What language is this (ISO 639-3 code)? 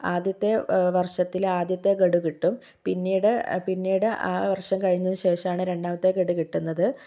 mal